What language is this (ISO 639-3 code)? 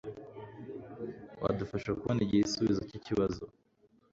kin